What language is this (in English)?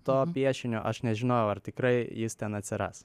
Lithuanian